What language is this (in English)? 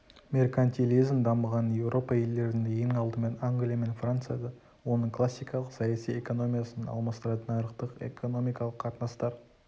Kazakh